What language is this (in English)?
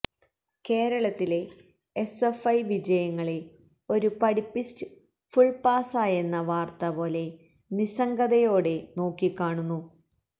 Malayalam